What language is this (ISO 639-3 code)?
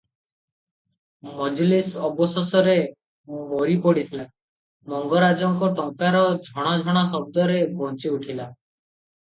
ori